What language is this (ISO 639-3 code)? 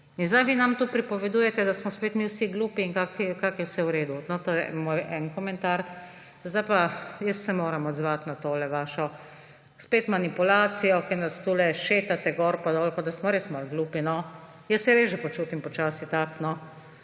slv